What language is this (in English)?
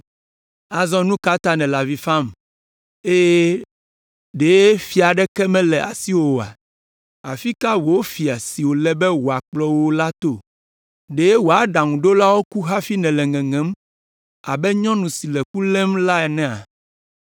Ewe